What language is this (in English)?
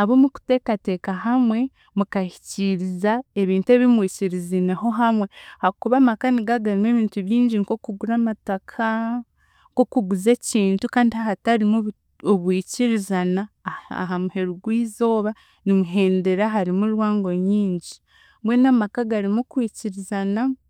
Chiga